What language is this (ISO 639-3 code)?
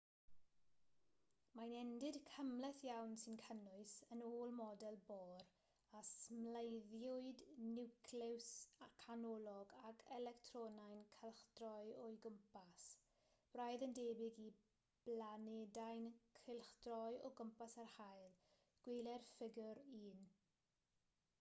cym